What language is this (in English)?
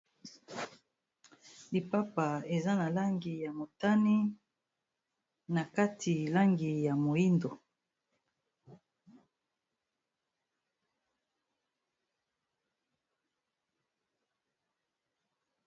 Lingala